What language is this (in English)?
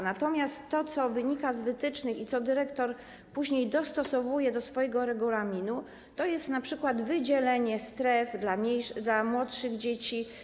Polish